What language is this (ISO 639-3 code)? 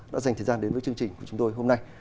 vie